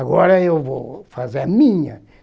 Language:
Portuguese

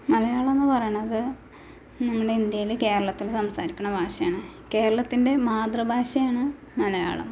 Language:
Malayalam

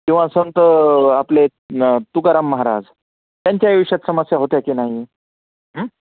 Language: Marathi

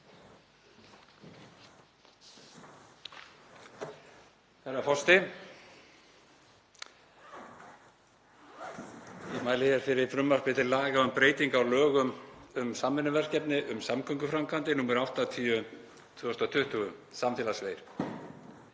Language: Icelandic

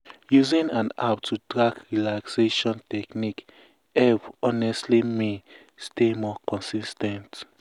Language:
Nigerian Pidgin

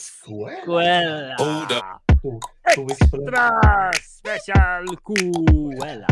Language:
Filipino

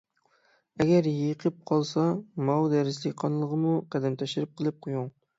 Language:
Uyghur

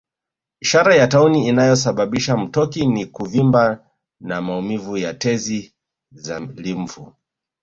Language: Swahili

